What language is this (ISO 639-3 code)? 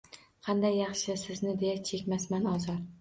uzb